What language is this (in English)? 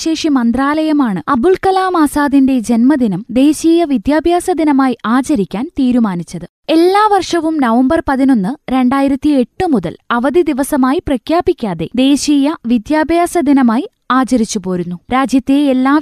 Malayalam